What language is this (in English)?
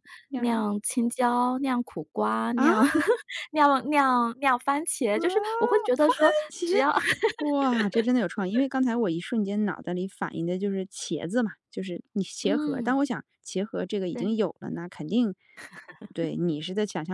Chinese